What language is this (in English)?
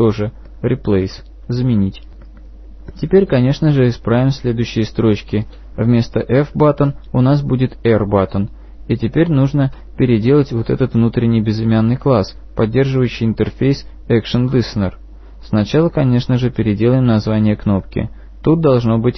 Russian